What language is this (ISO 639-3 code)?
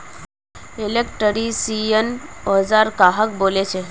mag